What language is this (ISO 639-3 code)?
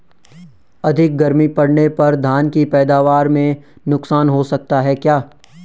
hin